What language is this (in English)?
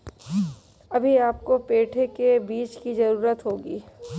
Hindi